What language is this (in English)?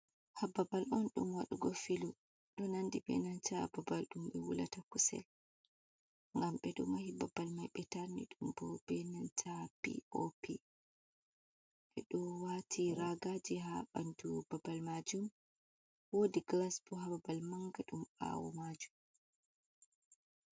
Fula